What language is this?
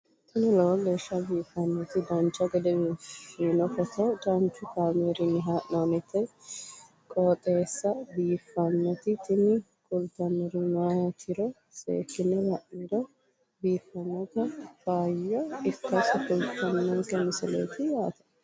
Sidamo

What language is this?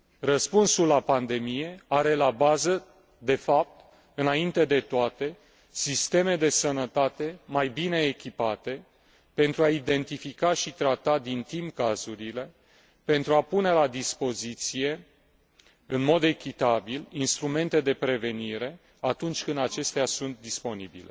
Romanian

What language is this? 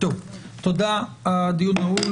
Hebrew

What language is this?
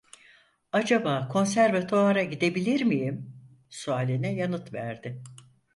Turkish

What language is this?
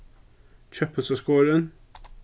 Faroese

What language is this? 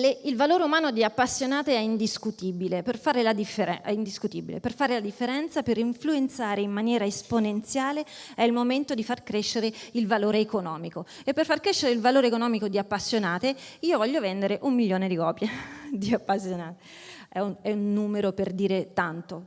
Italian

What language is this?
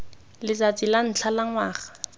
Tswana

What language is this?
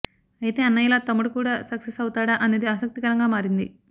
Telugu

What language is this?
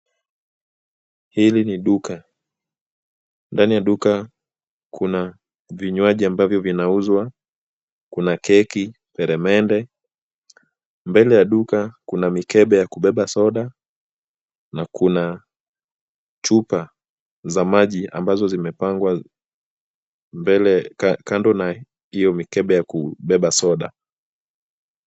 Swahili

